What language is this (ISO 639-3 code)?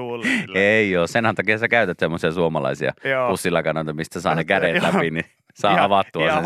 fin